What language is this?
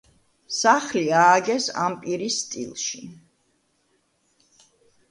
Georgian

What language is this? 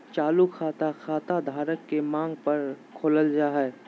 Magahi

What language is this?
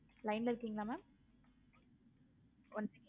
Tamil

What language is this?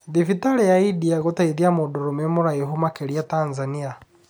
Kikuyu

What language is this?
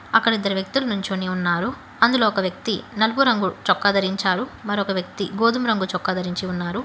Telugu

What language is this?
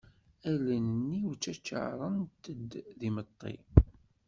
Kabyle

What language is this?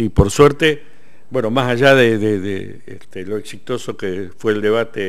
Spanish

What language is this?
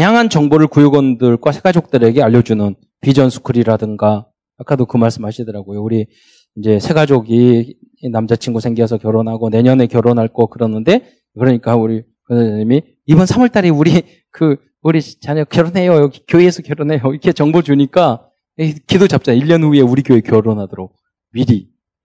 Korean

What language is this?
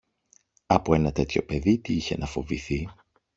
Greek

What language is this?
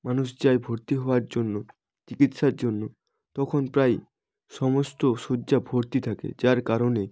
Bangla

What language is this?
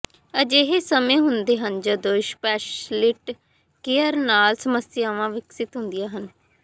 Punjabi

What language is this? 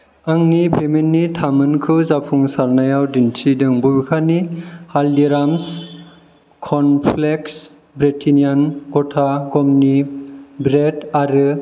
Bodo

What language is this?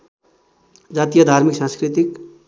Nepali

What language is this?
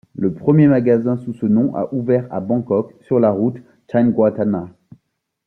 French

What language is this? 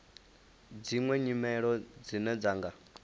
Venda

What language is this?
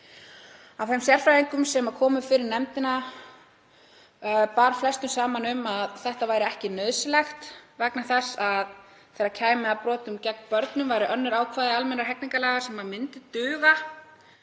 Icelandic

